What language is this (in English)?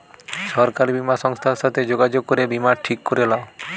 Bangla